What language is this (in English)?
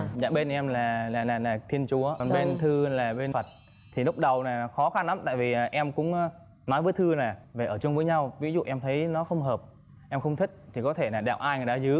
Vietnamese